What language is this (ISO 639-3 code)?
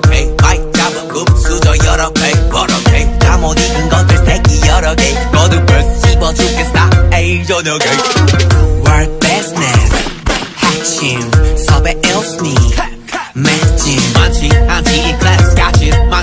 jpn